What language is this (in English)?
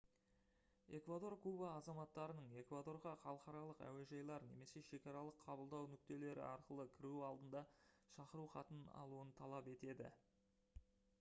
Kazakh